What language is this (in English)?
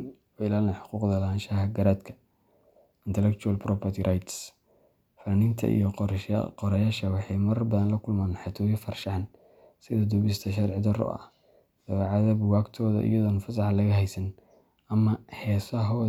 Somali